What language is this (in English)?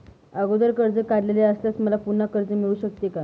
Marathi